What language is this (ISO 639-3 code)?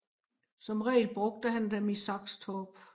dan